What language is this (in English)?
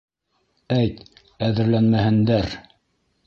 Bashkir